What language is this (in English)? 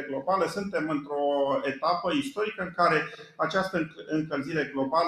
Romanian